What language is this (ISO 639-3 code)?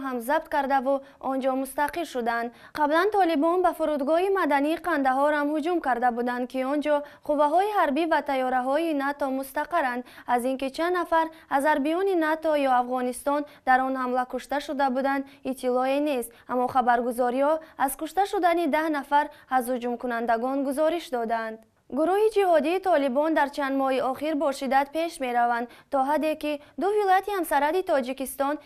fas